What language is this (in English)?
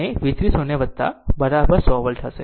Gujarati